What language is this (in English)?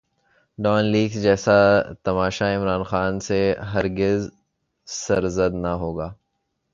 Urdu